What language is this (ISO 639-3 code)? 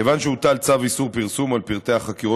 heb